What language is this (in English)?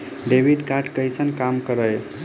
Maithili